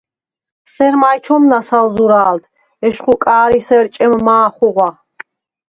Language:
Svan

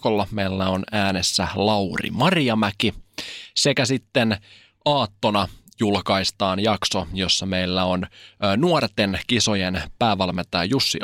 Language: Finnish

